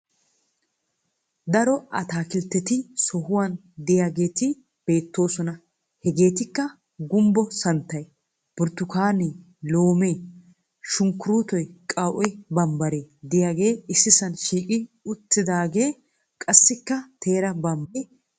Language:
Wolaytta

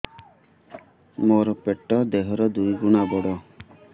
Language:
Odia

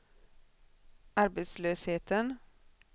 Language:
Swedish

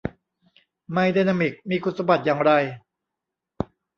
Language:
Thai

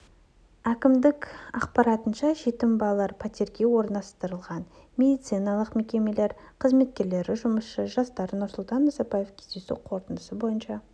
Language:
Kazakh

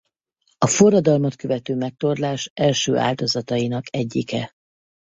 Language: Hungarian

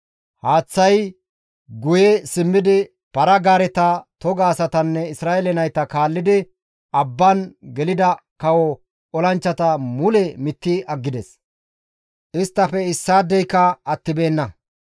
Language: Gamo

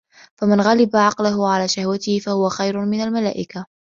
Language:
Arabic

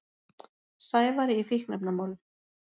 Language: Icelandic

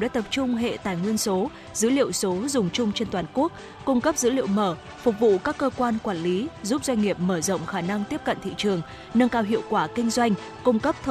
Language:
Vietnamese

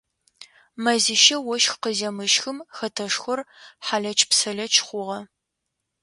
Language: Adyghe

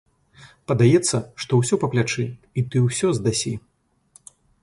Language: Belarusian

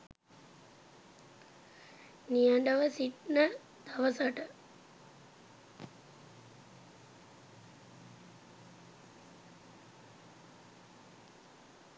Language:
Sinhala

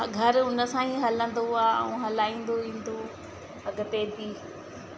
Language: Sindhi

